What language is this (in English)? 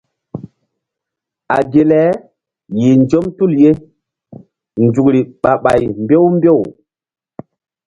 Mbum